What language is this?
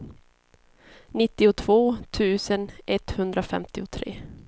Swedish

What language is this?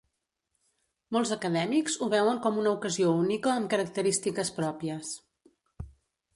Catalan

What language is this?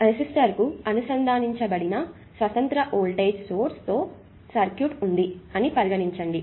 Telugu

